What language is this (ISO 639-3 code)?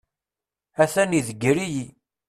kab